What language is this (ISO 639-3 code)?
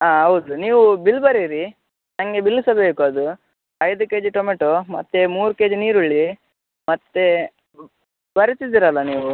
kan